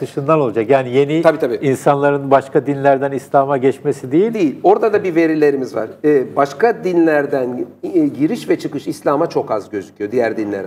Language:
Turkish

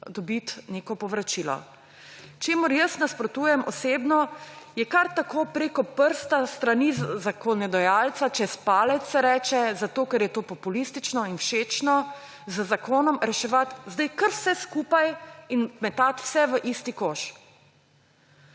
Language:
Slovenian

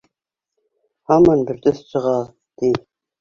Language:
Bashkir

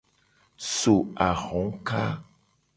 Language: Gen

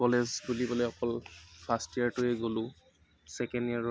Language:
Assamese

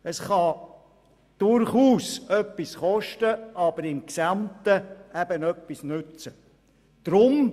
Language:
Swiss German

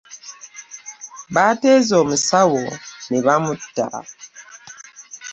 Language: Ganda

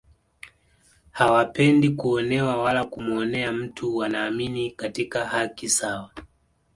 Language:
Swahili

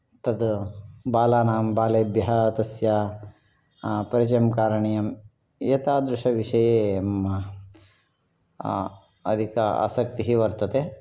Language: Sanskrit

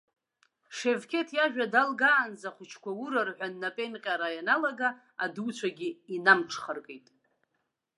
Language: Abkhazian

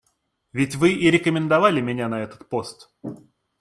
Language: Russian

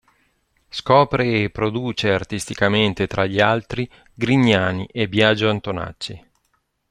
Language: Italian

